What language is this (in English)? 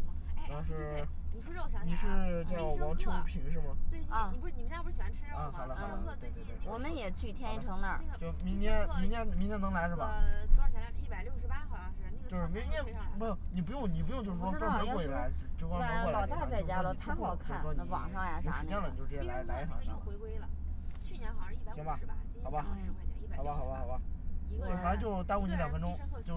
Chinese